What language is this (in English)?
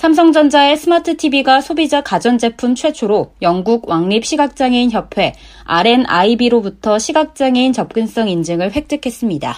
Korean